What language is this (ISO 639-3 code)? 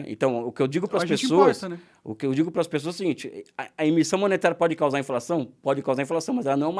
por